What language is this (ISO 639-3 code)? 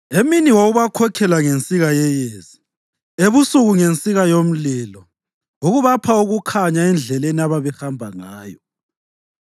nde